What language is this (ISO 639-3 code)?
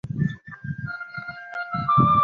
zho